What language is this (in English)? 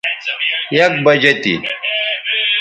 Bateri